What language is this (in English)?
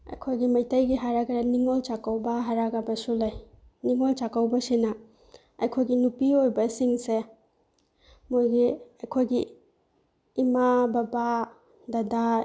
Manipuri